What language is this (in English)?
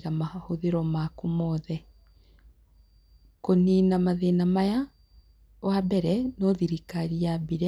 Kikuyu